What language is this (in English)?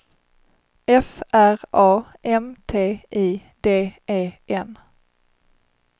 Swedish